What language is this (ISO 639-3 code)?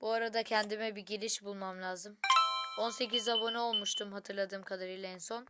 tur